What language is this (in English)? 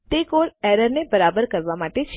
Gujarati